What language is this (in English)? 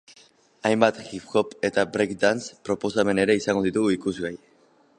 Basque